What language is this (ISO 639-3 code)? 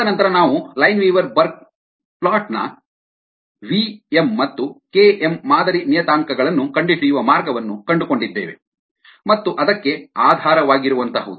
kan